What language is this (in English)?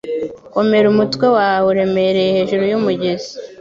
Kinyarwanda